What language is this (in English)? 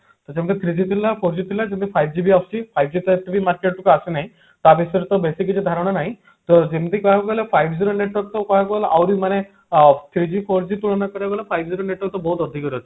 Odia